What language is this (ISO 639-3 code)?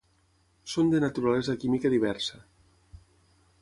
cat